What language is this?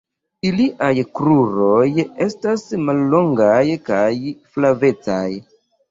Esperanto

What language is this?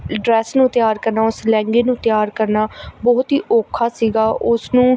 Punjabi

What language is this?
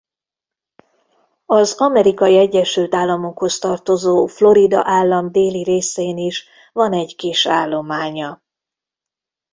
Hungarian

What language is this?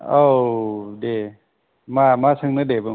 Bodo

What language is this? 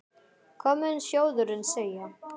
Icelandic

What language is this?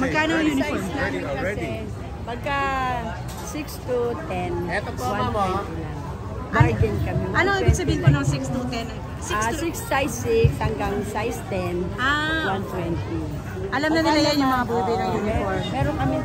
Filipino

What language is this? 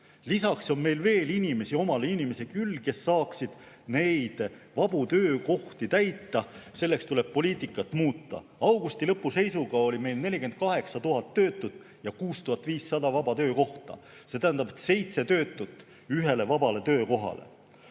Estonian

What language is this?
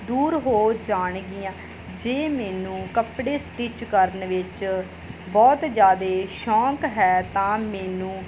Punjabi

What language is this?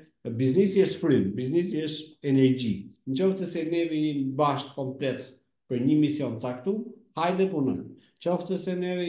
Romanian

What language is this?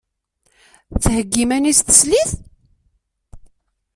Kabyle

